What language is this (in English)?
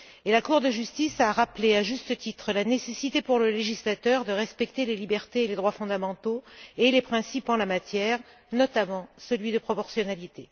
French